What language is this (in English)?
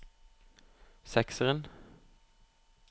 Norwegian